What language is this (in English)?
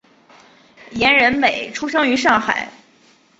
Chinese